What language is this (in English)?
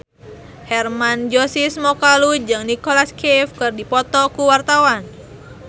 Sundanese